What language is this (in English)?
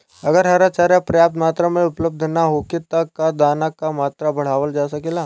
Bhojpuri